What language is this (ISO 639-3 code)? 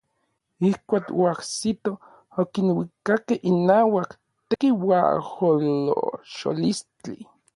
nlv